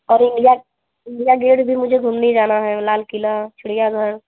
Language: Hindi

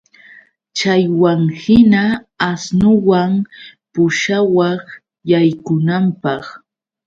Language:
Yauyos Quechua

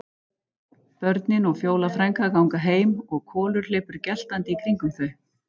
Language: Icelandic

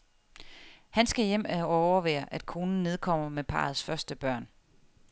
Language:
Danish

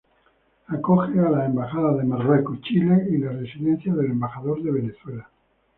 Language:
Spanish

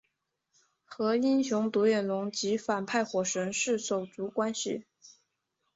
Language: Chinese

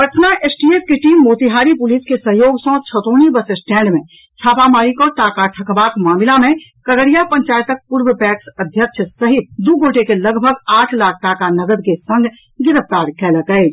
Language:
Maithili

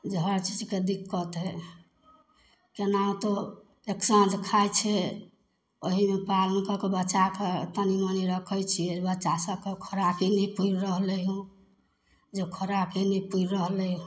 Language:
Maithili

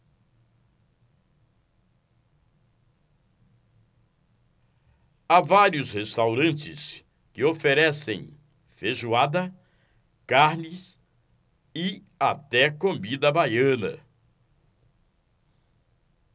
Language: Portuguese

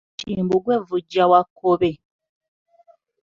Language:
Ganda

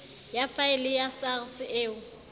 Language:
Southern Sotho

